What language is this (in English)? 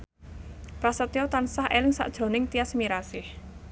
Javanese